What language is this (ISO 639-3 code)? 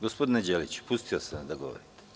srp